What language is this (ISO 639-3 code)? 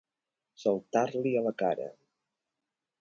cat